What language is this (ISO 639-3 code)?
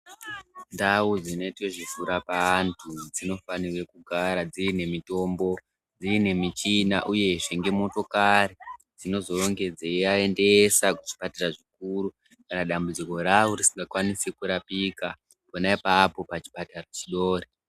ndc